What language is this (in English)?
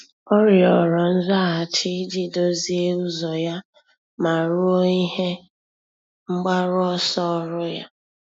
Igbo